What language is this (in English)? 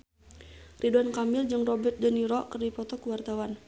Sundanese